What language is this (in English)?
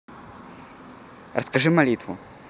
Russian